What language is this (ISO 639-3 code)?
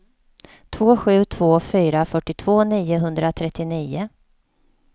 swe